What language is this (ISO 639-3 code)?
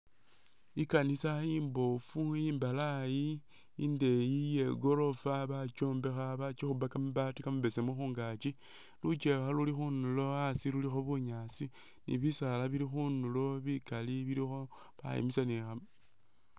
myx